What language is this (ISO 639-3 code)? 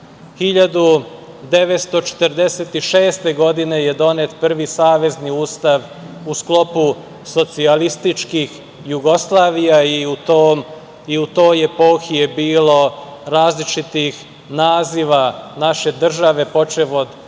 srp